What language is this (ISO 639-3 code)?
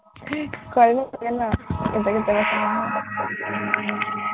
asm